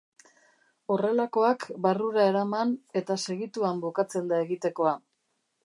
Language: Basque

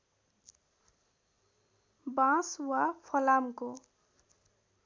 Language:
Nepali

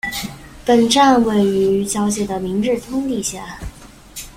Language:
Chinese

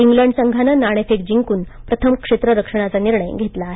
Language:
Marathi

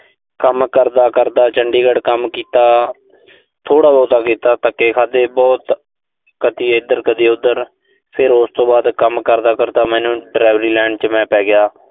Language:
Punjabi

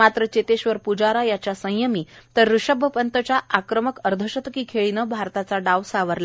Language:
Marathi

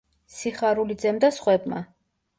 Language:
Georgian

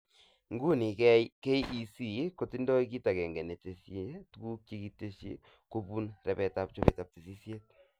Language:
Kalenjin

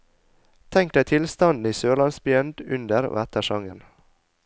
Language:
Norwegian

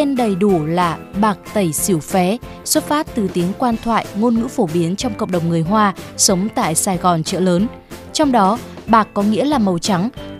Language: Vietnamese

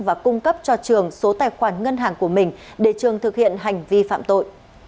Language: Vietnamese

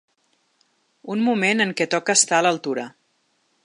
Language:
Catalan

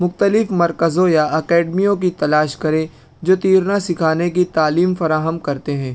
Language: Urdu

